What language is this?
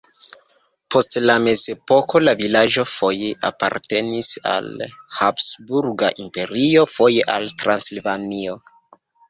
Esperanto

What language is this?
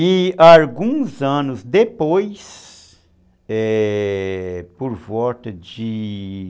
Portuguese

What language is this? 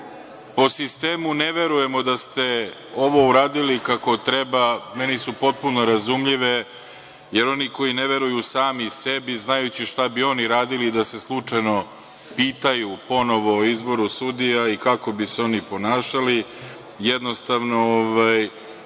Serbian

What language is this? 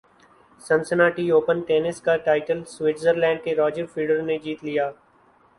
Urdu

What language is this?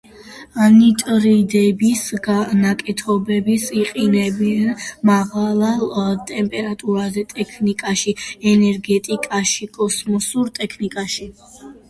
Georgian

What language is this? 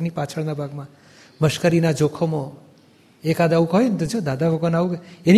Gujarati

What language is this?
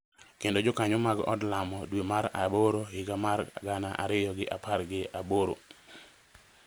Luo (Kenya and Tanzania)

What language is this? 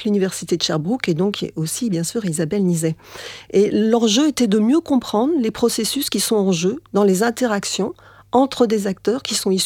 French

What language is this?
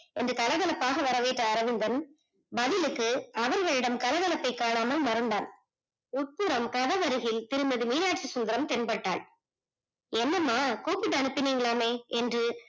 Tamil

